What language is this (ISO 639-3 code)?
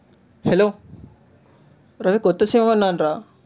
tel